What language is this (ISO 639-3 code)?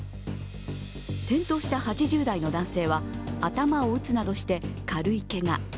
jpn